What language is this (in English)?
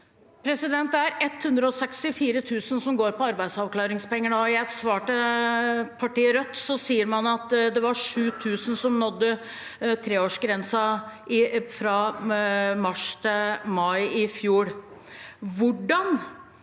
Norwegian